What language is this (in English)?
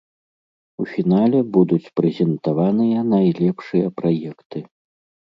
Belarusian